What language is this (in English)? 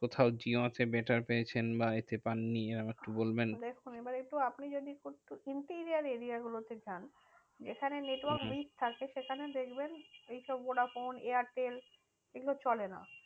Bangla